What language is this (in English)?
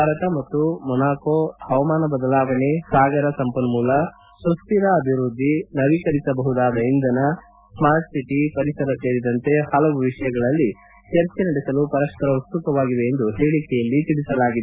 Kannada